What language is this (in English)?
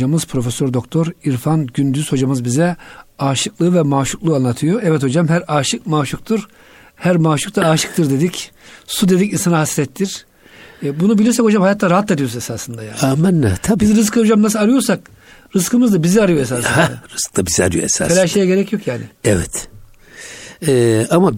Turkish